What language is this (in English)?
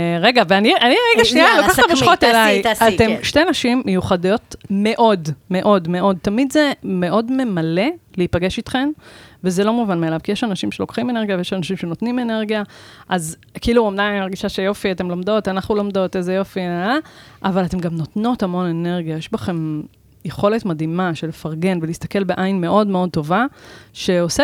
Hebrew